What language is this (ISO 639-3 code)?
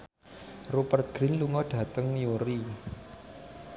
jav